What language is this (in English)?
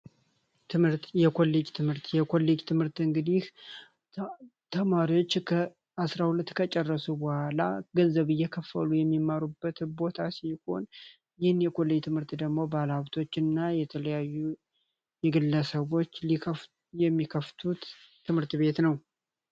Amharic